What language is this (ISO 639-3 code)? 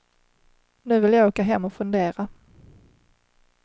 swe